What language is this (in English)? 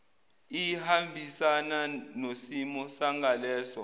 Zulu